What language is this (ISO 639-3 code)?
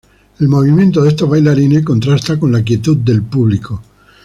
spa